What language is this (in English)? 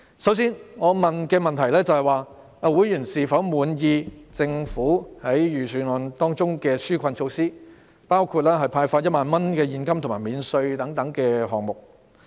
Cantonese